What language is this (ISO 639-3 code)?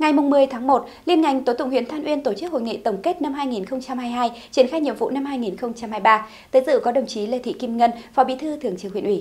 vie